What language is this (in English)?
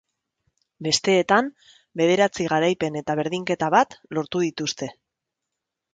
Basque